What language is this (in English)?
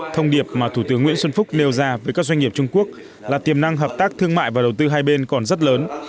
Vietnamese